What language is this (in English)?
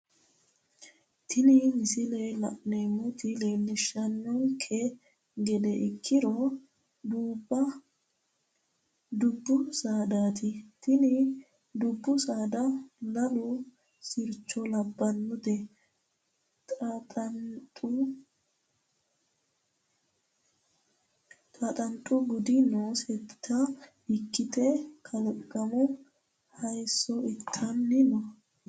Sidamo